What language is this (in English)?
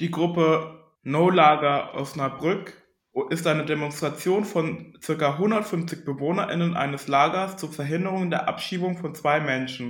German